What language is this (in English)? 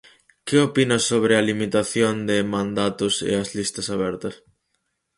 Galician